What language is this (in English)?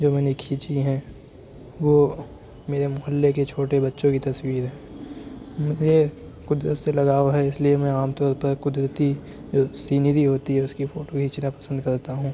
Urdu